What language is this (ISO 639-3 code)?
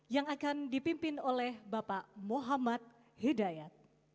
ind